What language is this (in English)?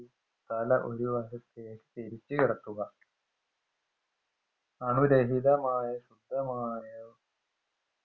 Malayalam